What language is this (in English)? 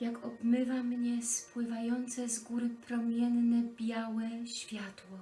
Polish